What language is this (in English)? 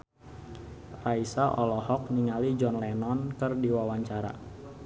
Sundanese